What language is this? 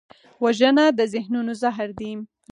Pashto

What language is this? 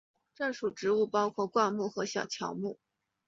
Chinese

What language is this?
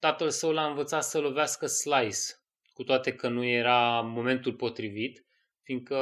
Romanian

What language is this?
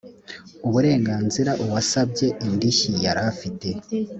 Kinyarwanda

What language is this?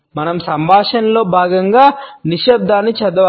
Telugu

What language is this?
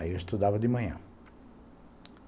Portuguese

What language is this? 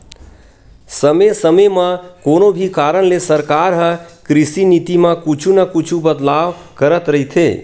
Chhattisgarhi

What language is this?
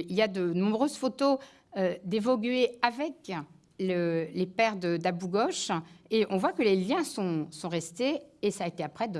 French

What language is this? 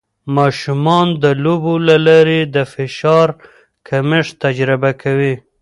Pashto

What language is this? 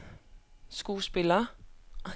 Danish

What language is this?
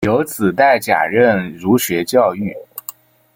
Chinese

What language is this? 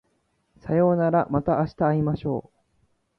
Japanese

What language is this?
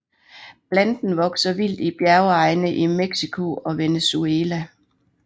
Danish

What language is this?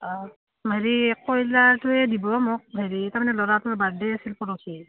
Assamese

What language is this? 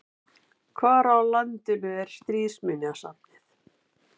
Icelandic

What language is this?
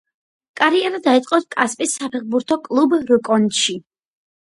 Georgian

